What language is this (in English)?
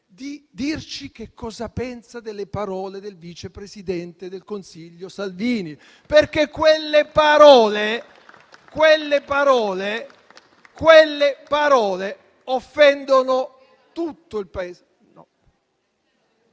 Italian